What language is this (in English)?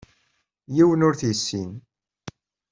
Kabyle